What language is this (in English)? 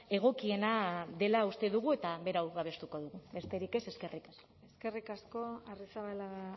Basque